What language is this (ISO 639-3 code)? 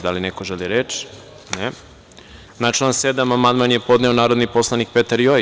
srp